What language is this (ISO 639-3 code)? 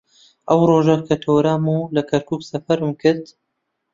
ckb